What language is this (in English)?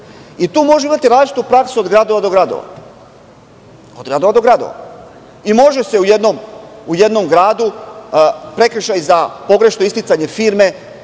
Serbian